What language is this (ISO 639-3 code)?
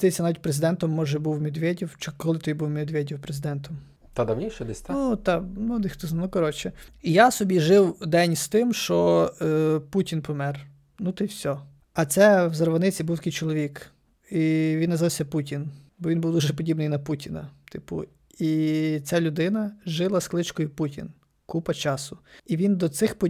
ukr